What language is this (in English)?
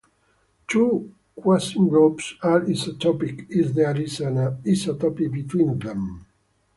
English